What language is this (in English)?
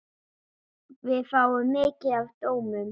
Icelandic